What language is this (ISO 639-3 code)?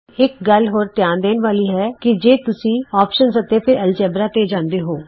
pan